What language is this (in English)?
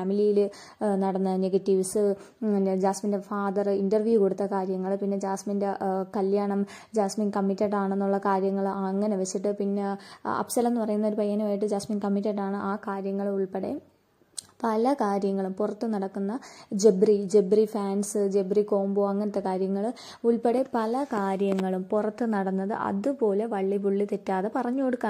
Malayalam